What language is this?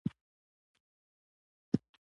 Pashto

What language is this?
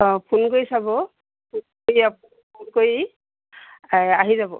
Assamese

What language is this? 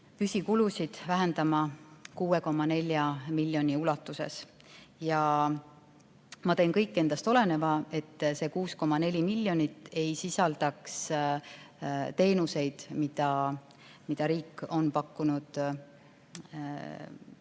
Estonian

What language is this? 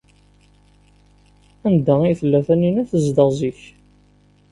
Kabyle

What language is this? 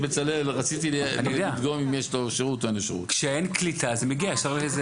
Hebrew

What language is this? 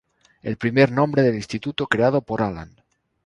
Spanish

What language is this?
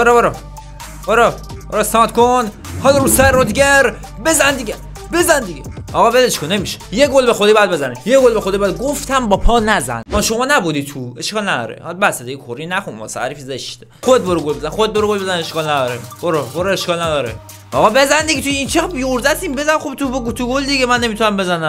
Persian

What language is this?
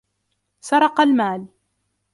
Arabic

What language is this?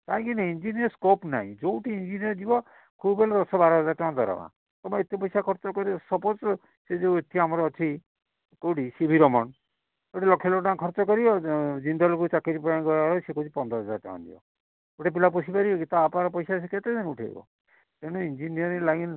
Odia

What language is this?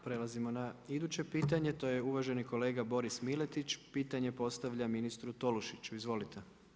Croatian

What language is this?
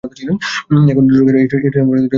Bangla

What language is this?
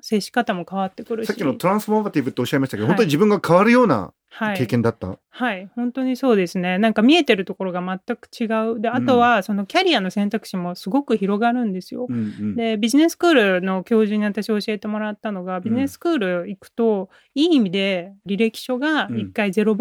Japanese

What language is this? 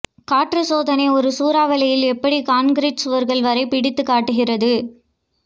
Tamil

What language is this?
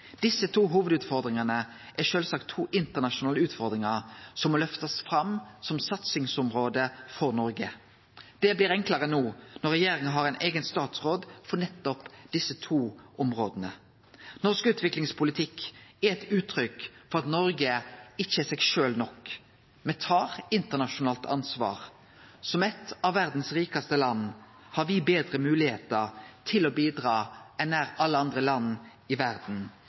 Norwegian Nynorsk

